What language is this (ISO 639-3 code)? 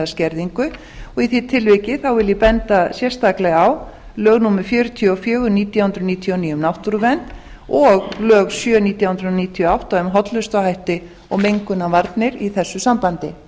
isl